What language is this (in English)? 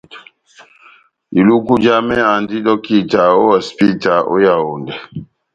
Batanga